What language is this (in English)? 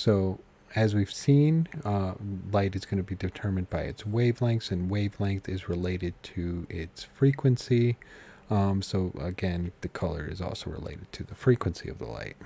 English